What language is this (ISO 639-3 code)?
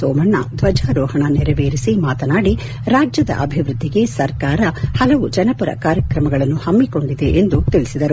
kan